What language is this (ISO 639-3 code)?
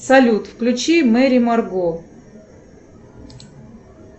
rus